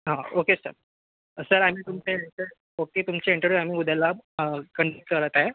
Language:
Marathi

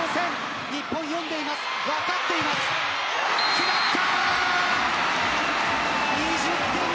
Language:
Japanese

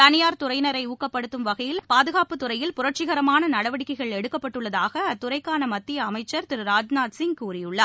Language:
Tamil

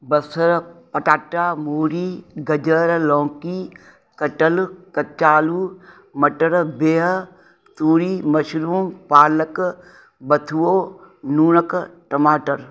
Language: Sindhi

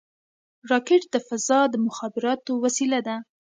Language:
Pashto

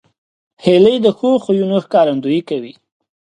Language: Pashto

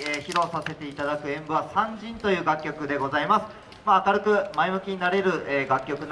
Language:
Japanese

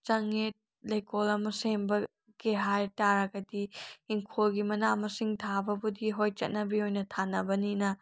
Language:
Manipuri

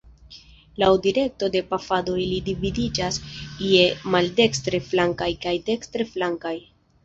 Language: Esperanto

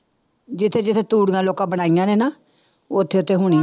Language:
Punjabi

